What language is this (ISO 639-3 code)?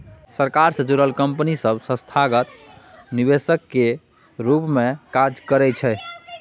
mai